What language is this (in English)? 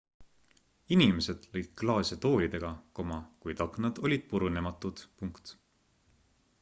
Estonian